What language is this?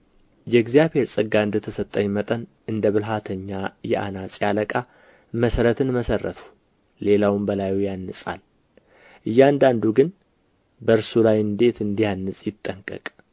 Amharic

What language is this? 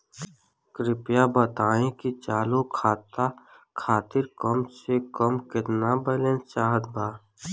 Bhojpuri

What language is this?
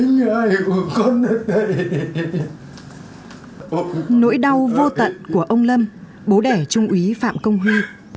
Vietnamese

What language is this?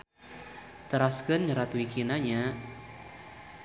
Sundanese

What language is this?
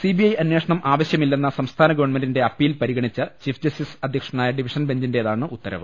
Malayalam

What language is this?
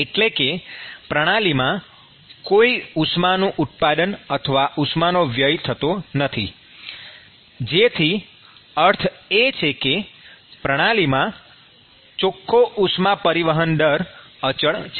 Gujarati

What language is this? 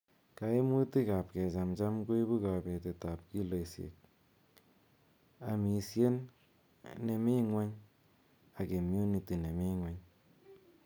Kalenjin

